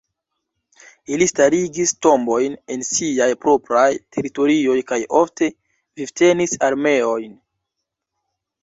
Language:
Esperanto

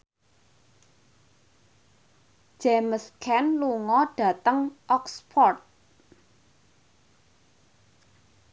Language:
Javanese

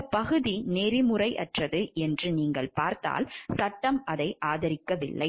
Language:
Tamil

